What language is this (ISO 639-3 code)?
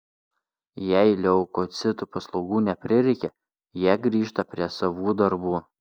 lit